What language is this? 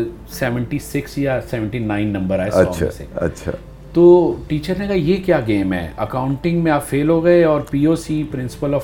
Urdu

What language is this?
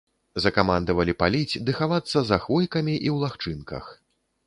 Belarusian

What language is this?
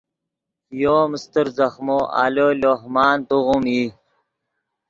Yidgha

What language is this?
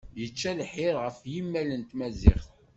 Kabyle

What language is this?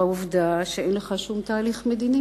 Hebrew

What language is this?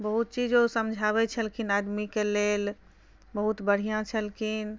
Maithili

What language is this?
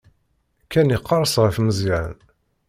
Kabyle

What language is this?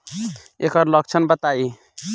Bhojpuri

